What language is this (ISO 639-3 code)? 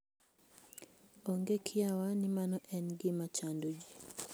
luo